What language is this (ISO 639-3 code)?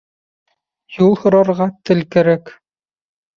bak